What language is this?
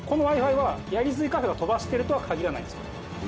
Japanese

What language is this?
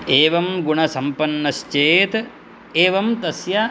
Sanskrit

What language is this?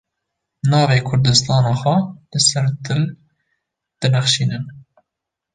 Kurdish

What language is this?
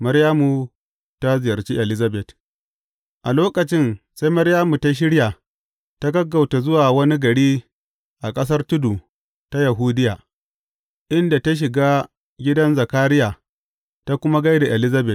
Hausa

